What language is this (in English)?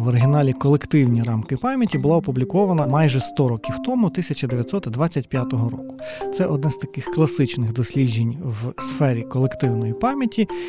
Ukrainian